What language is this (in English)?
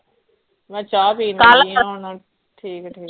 Punjabi